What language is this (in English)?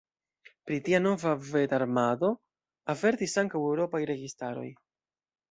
Esperanto